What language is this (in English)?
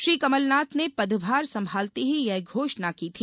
Hindi